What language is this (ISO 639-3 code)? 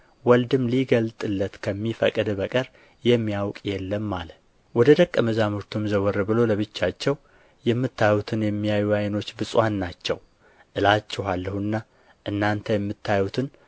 amh